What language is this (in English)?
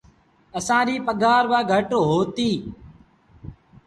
Sindhi Bhil